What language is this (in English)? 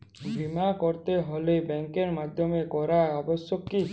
Bangla